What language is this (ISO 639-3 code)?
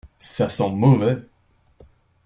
fra